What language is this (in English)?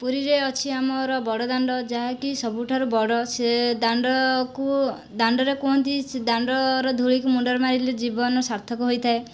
Odia